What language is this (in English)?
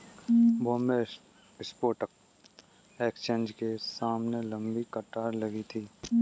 Hindi